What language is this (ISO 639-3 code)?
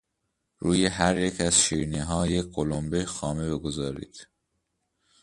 fas